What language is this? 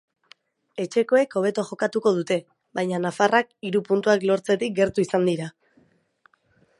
Basque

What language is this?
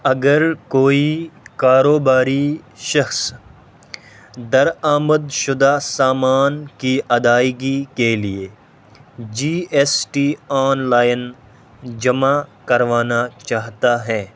Urdu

